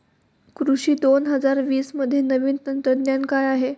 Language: Marathi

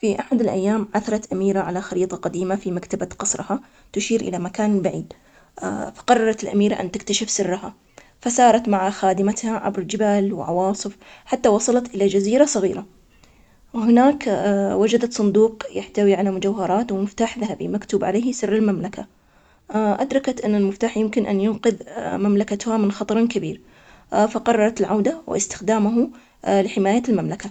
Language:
Omani Arabic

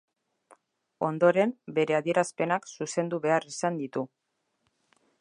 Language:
Basque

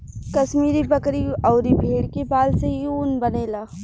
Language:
Bhojpuri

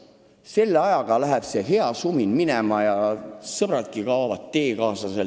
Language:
Estonian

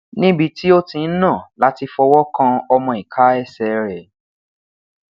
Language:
Yoruba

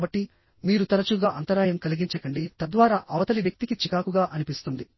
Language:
Telugu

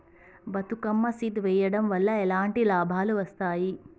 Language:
Telugu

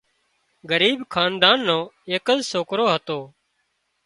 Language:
Wadiyara Koli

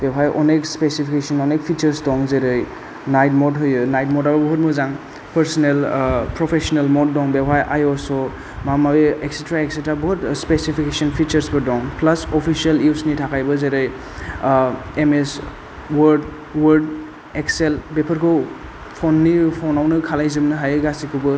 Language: Bodo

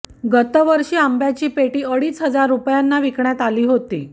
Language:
Marathi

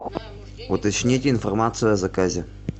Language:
Russian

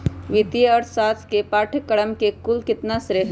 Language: Magahi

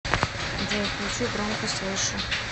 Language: Russian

